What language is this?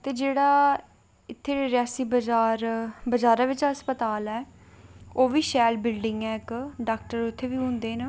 Dogri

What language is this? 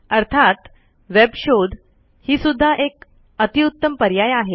Marathi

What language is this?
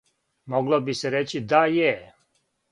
Serbian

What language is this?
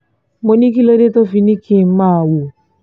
Yoruba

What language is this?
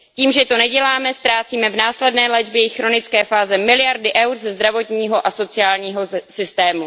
Czech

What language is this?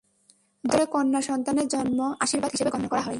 Bangla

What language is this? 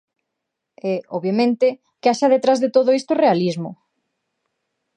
Galician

